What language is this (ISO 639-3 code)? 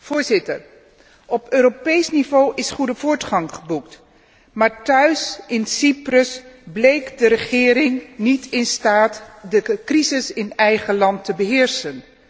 nld